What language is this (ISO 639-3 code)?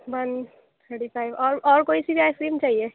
urd